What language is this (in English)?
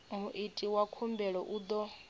Venda